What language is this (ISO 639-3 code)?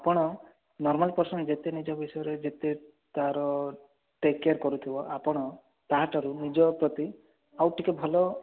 ori